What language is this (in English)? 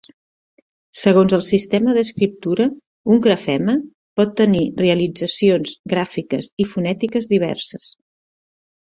Catalan